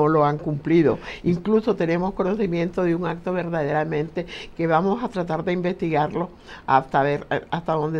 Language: Spanish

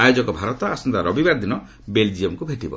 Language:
Odia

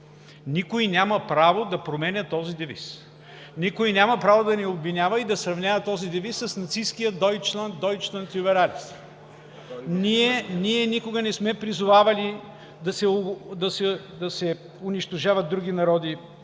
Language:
Bulgarian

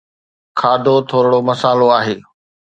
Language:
Sindhi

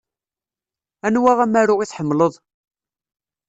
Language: Kabyle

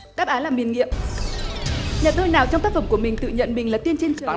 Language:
Vietnamese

